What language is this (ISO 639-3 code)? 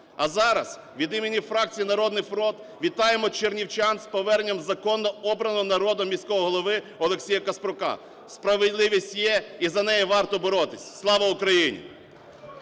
ukr